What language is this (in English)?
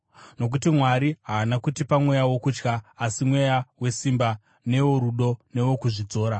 Shona